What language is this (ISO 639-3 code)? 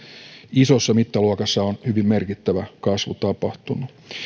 fin